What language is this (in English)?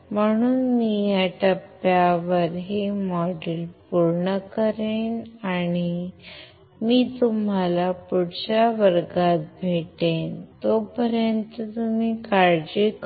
Marathi